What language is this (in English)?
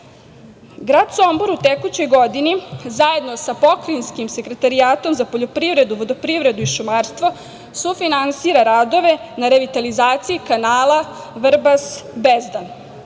Serbian